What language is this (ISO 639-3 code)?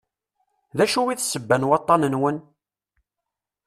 kab